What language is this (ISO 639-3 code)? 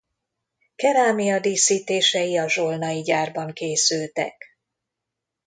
hun